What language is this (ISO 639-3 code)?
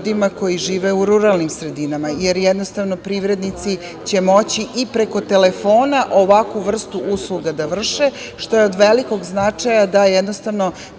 srp